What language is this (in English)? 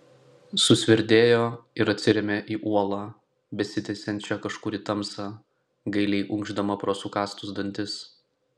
Lithuanian